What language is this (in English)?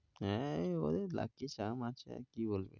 Bangla